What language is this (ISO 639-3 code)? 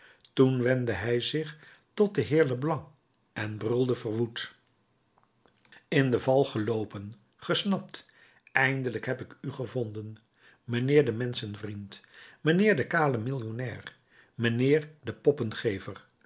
nld